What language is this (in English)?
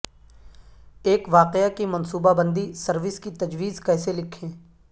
Urdu